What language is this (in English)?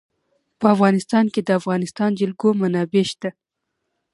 Pashto